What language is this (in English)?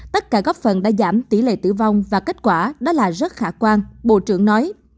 Vietnamese